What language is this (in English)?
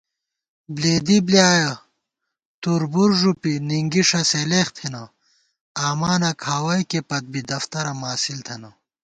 Gawar-Bati